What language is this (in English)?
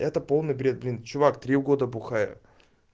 Russian